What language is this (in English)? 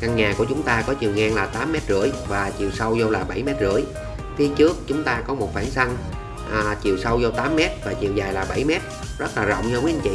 Vietnamese